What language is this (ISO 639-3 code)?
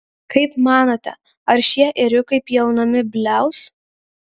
lit